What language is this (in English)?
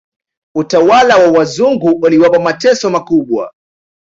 Swahili